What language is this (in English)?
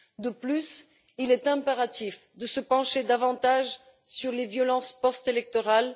French